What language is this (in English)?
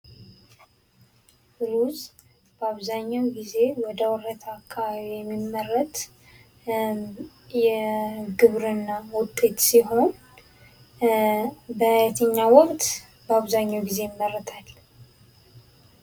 Amharic